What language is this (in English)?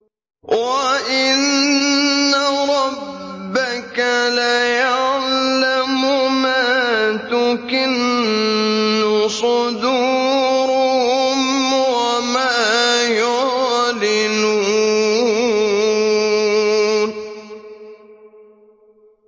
Arabic